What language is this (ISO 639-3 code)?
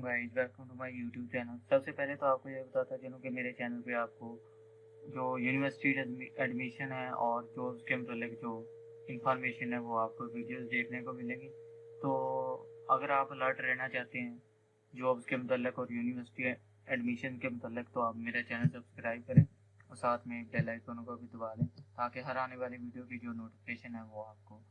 urd